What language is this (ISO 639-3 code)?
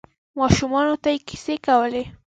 pus